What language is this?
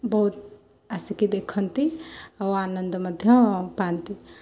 Odia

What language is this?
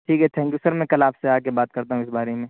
Urdu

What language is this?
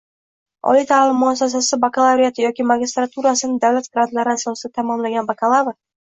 Uzbek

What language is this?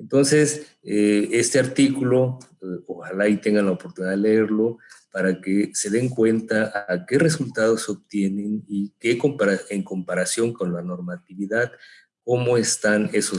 Spanish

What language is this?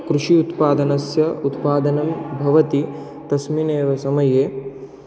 Sanskrit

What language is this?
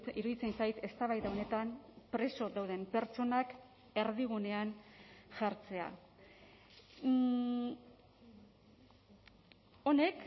Basque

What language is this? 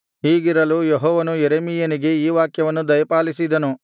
Kannada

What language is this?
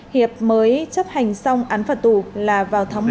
Vietnamese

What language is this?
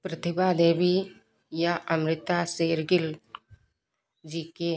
Hindi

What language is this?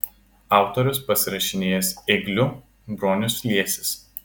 Lithuanian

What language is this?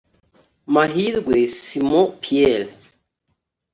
Kinyarwanda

